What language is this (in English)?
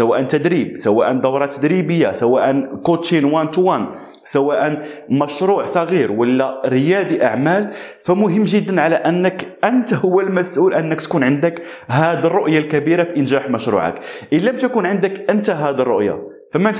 Arabic